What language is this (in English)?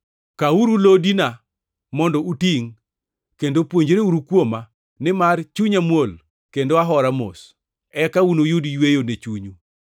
Luo (Kenya and Tanzania)